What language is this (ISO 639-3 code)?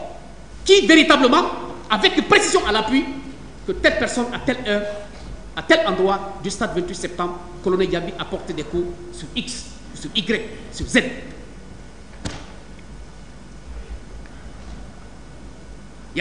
fra